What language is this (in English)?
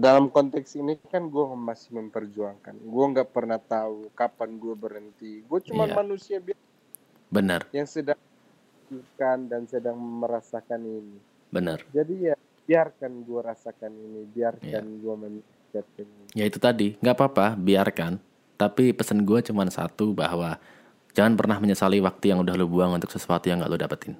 Indonesian